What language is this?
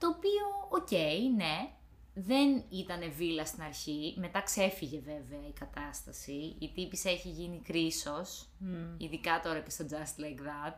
Greek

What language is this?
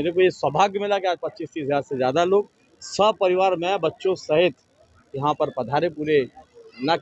Hindi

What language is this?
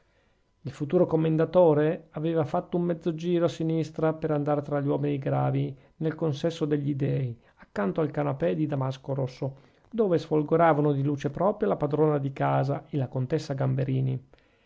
Italian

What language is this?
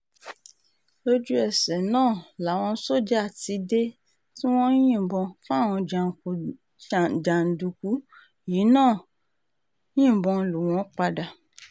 Yoruba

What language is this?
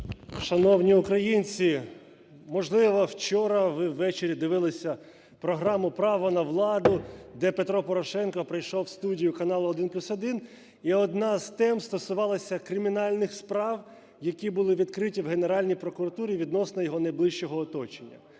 Ukrainian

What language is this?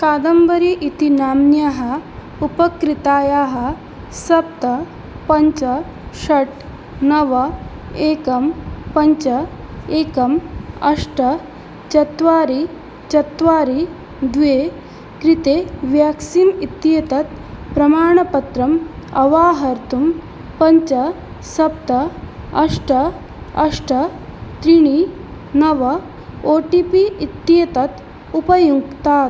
Sanskrit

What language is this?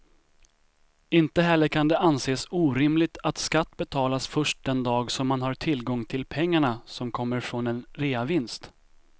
Swedish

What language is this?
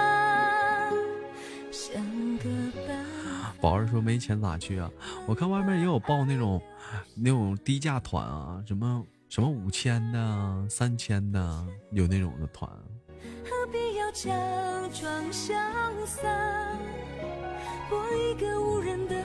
Chinese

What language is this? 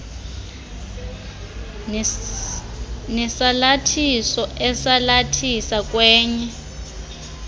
Xhosa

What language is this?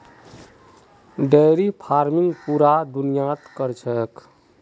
Magahi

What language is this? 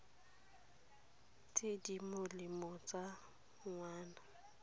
Tswana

